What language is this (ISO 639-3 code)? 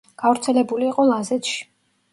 kat